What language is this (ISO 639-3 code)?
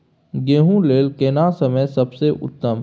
mai